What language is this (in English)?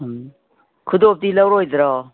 Manipuri